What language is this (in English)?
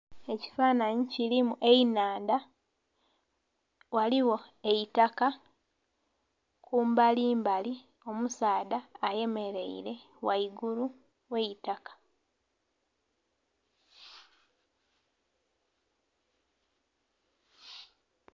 Soga